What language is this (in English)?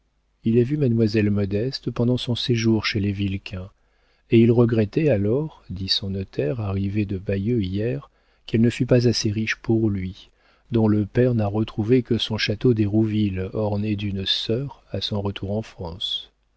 French